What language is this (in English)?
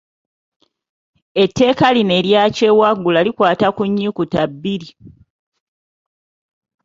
Ganda